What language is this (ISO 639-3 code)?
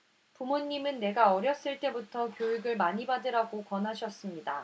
kor